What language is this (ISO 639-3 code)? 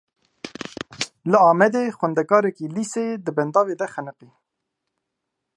kur